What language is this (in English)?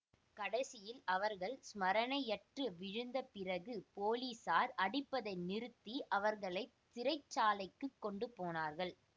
Tamil